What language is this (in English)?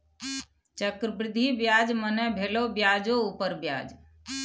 Maithili